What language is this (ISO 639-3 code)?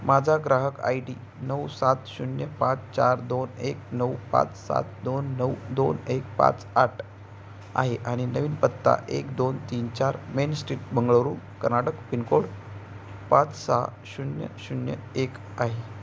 mar